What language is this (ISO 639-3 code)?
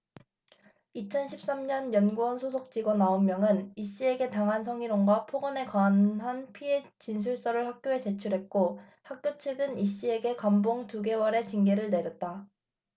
kor